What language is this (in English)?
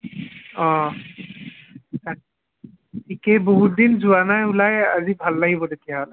Assamese